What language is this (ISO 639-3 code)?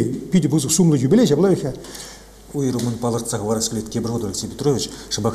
rus